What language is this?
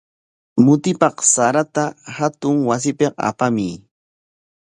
Corongo Ancash Quechua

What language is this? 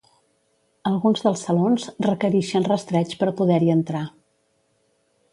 Catalan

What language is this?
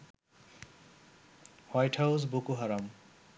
Bangla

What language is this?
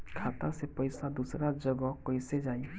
Bhojpuri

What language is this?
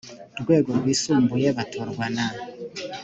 Kinyarwanda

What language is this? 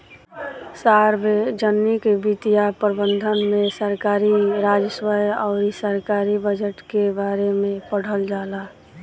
Bhojpuri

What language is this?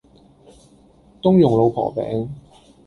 Cantonese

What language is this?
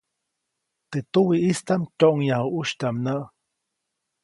Copainalá Zoque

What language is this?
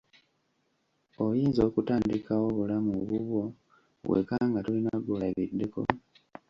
Ganda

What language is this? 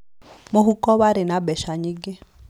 Kikuyu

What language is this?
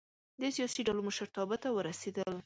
Pashto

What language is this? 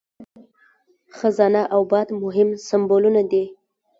Pashto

